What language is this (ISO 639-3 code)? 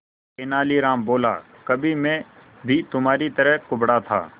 hin